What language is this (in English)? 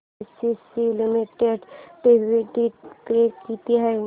Marathi